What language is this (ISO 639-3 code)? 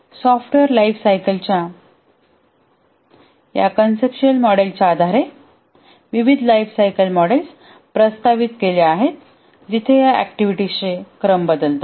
mar